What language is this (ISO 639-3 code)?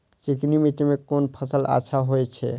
mai